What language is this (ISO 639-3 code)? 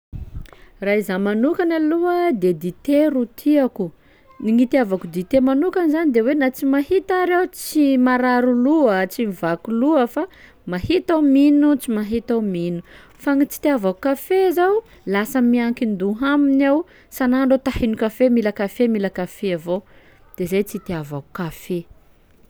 skg